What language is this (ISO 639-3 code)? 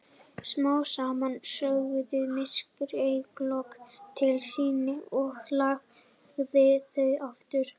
isl